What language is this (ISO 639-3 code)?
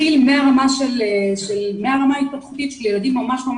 heb